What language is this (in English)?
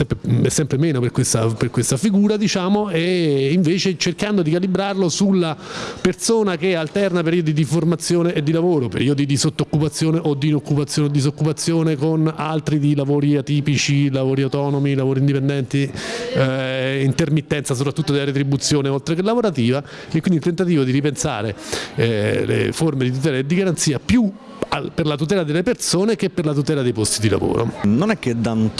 Italian